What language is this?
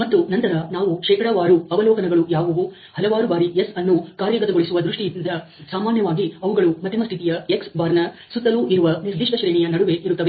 Kannada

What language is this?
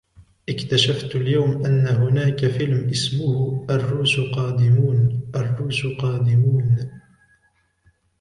Arabic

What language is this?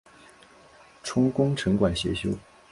Chinese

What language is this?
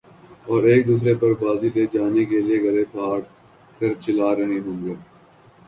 Urdu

